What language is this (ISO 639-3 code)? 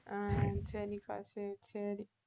tam